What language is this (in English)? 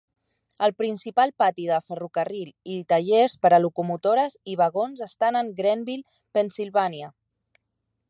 Catalan